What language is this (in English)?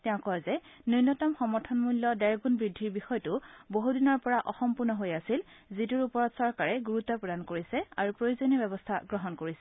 Assamese